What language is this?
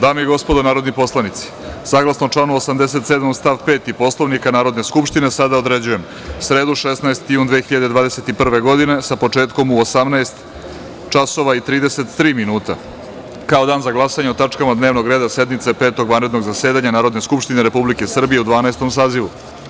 Serbian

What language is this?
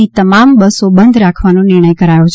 Gujarati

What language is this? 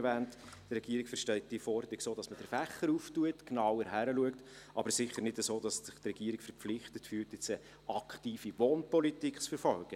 Swiss German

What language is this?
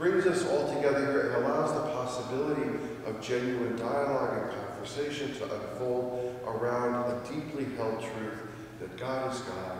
English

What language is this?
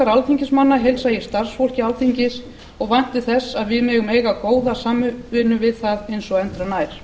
Icelandic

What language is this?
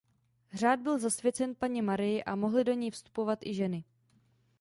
Czech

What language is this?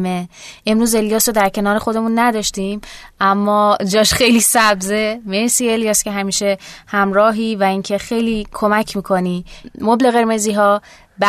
Persian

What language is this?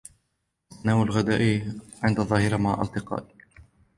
Arabic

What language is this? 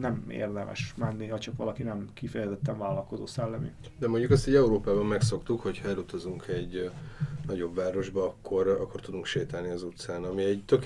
Hungarian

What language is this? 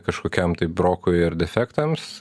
Lithuanian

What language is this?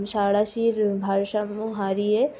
Bangla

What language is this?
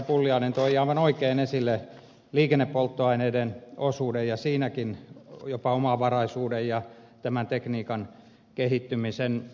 Finnish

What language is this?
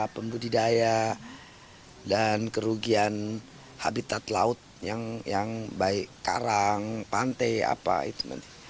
Indonesian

